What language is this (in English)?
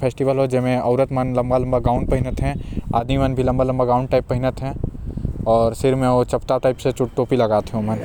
Korwa